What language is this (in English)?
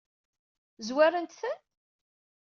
Kabyle